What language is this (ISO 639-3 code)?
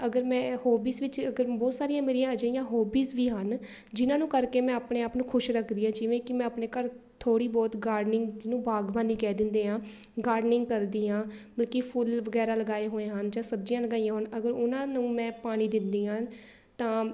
pan